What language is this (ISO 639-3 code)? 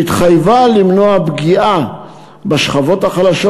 heb